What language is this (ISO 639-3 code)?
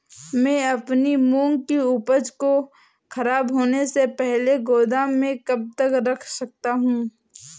hin